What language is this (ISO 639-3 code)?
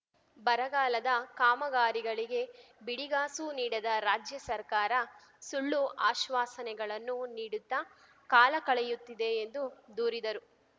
kan